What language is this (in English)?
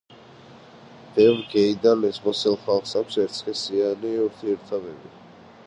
Georgian